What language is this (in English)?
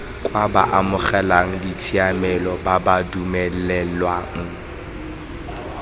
Tswana